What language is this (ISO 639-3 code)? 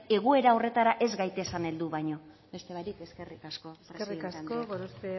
eus